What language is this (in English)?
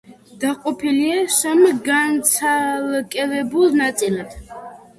Georgian